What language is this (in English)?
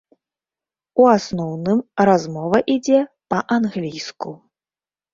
Belarusian